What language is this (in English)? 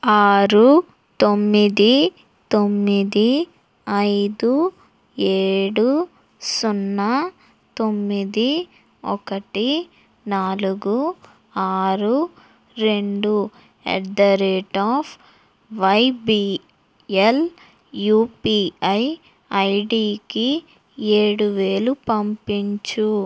Telugu